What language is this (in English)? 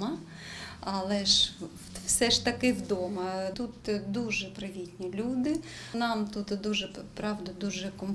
Ukrainian